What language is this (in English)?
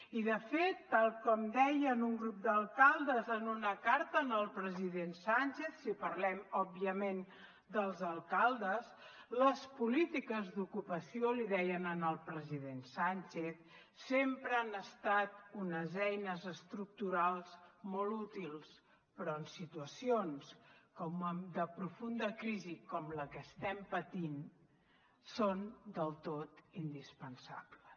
Catalan